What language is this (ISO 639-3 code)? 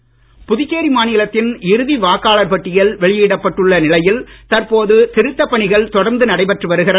tam